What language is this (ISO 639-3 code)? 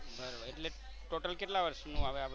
guj